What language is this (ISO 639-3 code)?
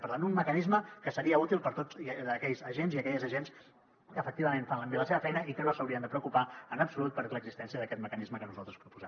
cat